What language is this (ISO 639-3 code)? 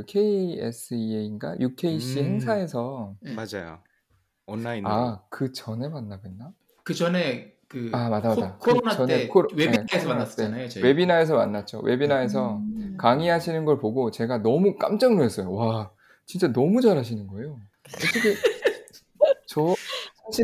kor